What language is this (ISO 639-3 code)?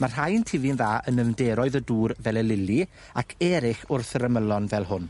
cym